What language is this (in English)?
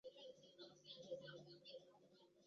Chinese